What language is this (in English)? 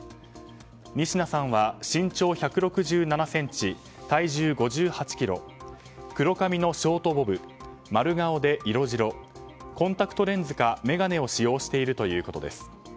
Japanese